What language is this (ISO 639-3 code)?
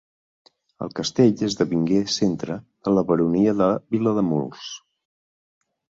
cat